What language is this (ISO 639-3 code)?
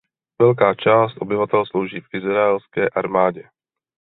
ces